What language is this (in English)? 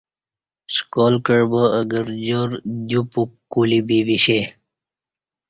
Kati